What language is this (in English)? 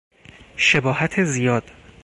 Persian